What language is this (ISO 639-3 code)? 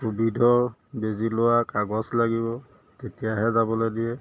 asm